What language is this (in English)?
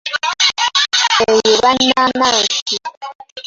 Ganda